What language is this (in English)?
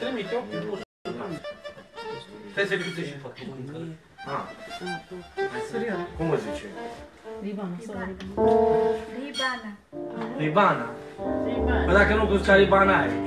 Romanian